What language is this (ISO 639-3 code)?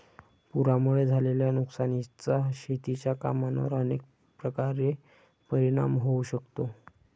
mar